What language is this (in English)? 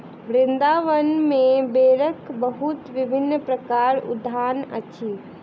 Maithili